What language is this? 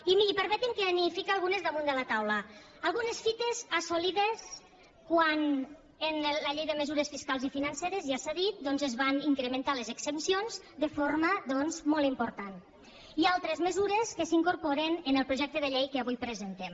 Catalan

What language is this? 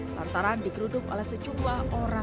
Indonesian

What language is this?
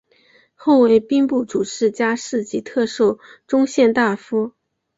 Chinese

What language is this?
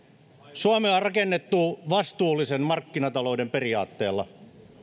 Finnish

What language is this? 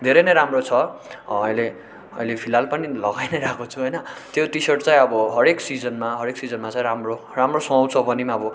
Nepali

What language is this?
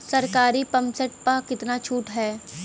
Bhojpuri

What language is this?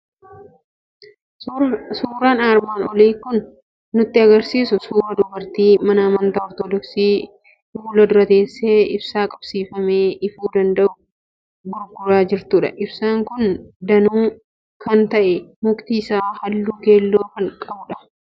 Oromo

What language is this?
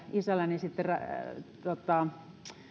Finnish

